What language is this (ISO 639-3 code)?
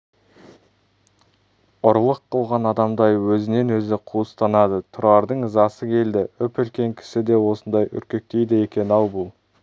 kaz